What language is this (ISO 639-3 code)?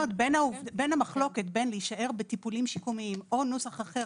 heb